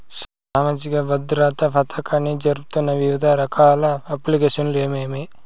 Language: Telugu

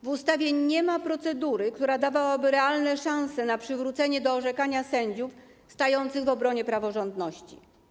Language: Polish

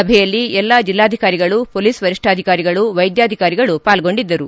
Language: Kannada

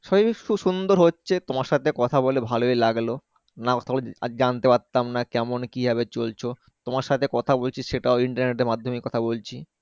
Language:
Bangla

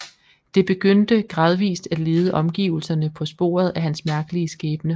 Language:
Danish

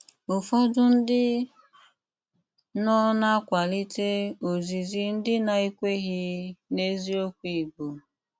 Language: Igbo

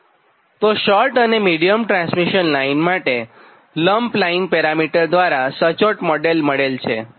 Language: Gujarati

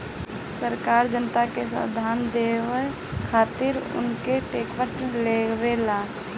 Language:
Bhojpuri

